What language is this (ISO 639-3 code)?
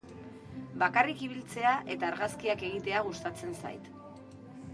eus